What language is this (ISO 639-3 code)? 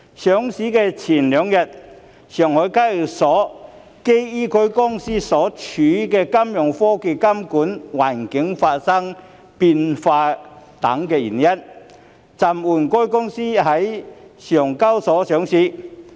yue